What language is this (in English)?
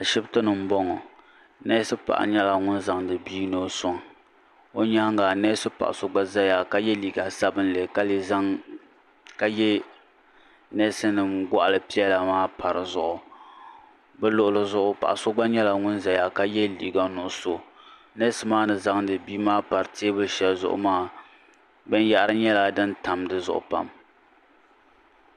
Dagbani